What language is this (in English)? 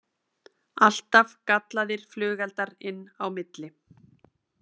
Icelandic